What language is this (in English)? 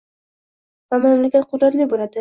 Uzbek